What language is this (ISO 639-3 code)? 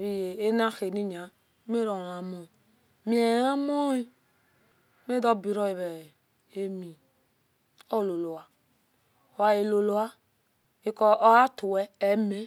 ish